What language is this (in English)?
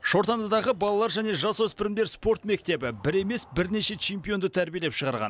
Kazakh